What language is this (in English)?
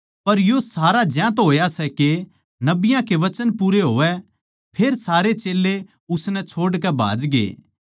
Haryanvi